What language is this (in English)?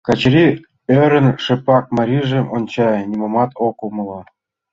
Mari